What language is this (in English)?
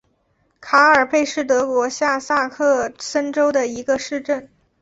Chinese